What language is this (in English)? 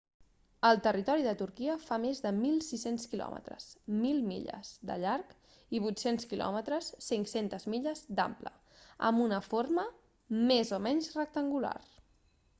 Catalan